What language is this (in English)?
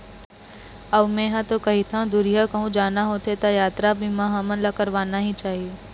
Chhattisgarhi